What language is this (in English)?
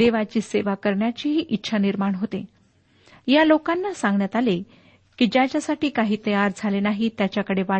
Marathi